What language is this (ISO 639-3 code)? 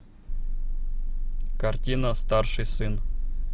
rus